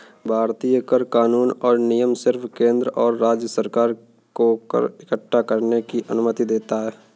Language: Hindi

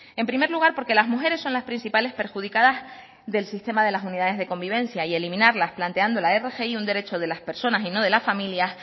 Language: Spanish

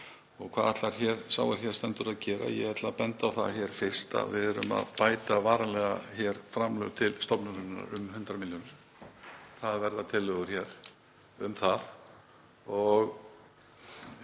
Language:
Icelandic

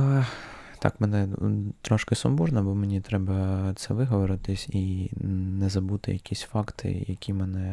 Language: Ukrainian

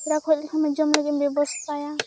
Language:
Santali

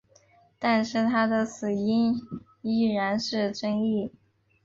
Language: Chinese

